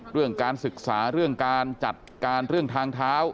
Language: Thai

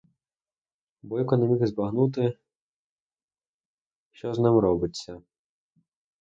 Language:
Ukrainian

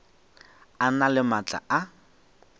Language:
Northern Sotho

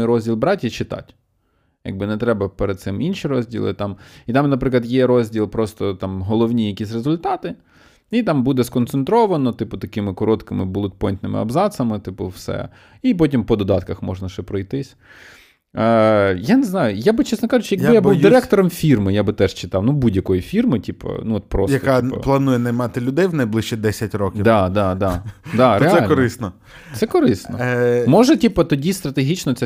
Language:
Ukrainian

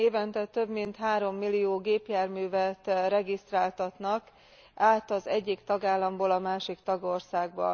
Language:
Hungarian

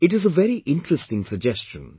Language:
English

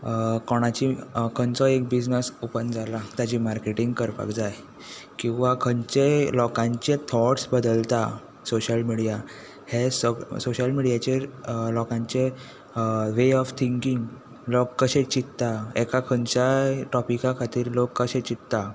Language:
Konkani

